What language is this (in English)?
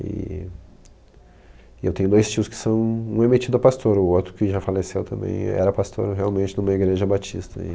Portuguese